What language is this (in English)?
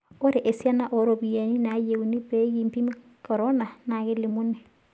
Masai